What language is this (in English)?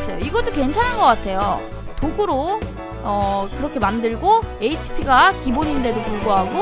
Korean